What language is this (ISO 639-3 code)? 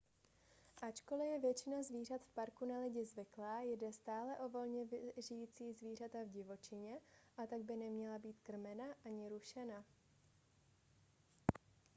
ces